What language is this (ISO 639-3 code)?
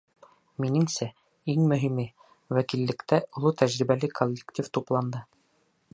bak